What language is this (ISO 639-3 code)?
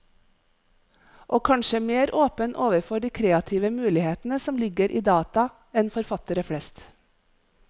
nor